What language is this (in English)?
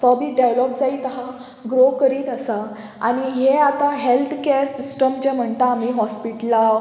Konkani